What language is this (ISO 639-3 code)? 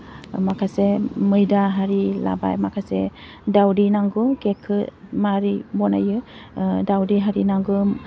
brx